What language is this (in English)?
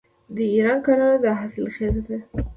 Pashto